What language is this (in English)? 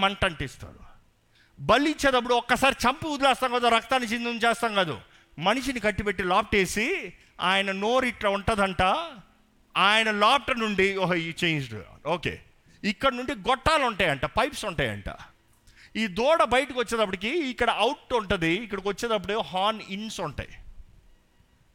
Telugu